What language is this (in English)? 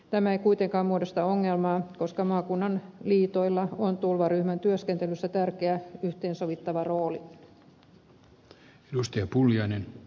Finnish